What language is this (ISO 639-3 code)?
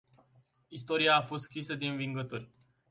ron